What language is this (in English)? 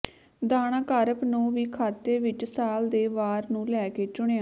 Punjabi